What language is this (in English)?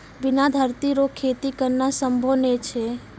Maithili